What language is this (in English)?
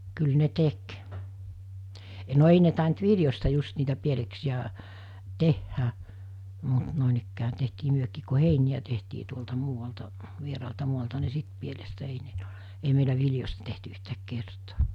Finnish